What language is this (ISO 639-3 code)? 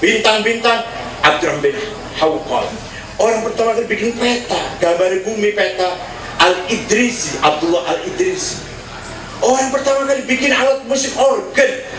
ind